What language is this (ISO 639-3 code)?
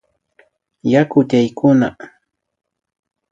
qvi